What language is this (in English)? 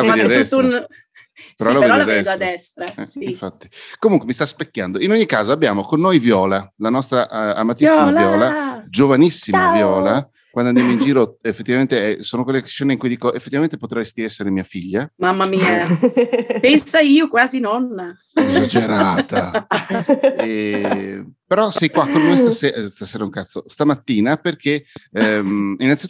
Italian